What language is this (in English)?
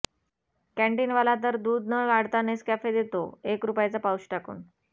Marathi